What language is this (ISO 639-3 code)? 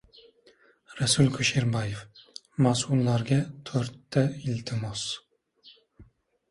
uzb